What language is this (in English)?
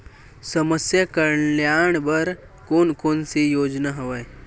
Chhattisgarhi